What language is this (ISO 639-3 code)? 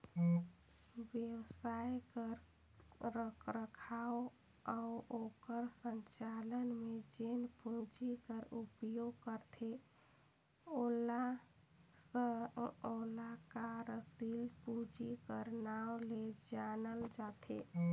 hne